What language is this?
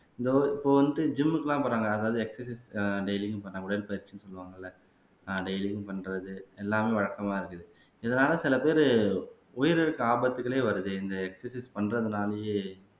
Tamil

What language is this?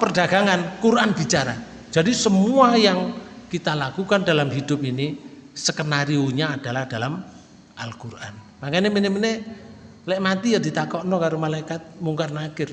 Indonesian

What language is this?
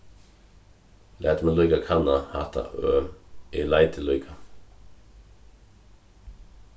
Faroese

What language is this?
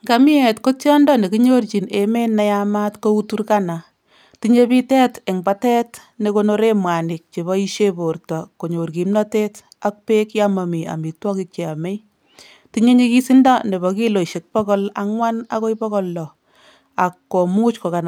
Kalenjin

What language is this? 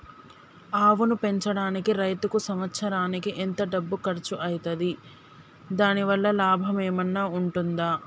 Telugu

